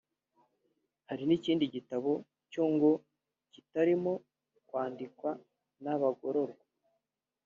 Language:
Kinyarwanda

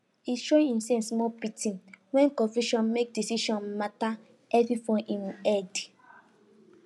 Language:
Nigerian Pidgin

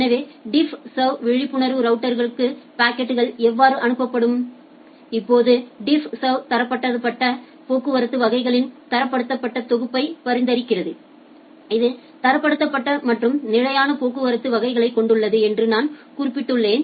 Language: Tamil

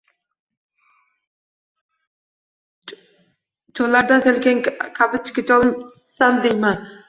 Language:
Uzbek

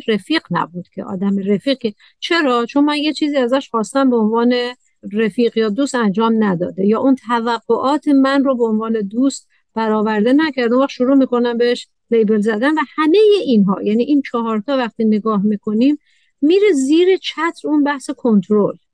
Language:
Persian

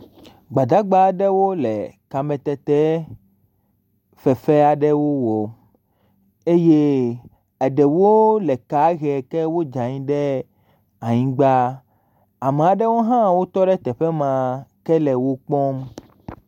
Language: Ewe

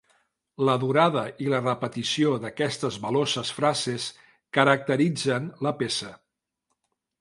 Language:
Catalan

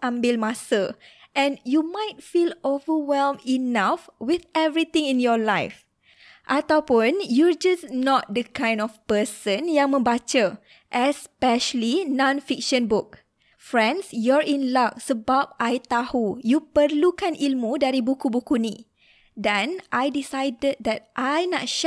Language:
Malay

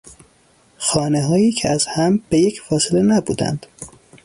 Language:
Persian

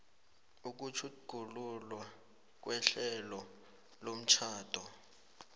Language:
South Ndebele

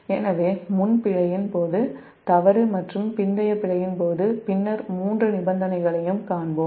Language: Tamil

